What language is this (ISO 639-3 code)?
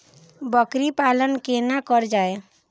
mai